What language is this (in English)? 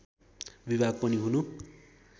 Nepali